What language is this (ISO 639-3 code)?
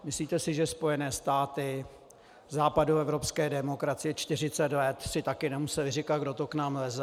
ces